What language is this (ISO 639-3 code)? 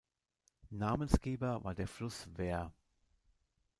deu